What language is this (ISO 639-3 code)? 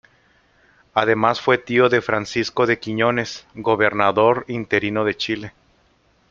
spa